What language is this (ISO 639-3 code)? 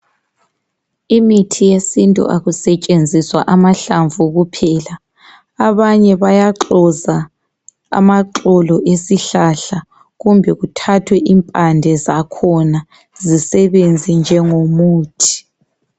nde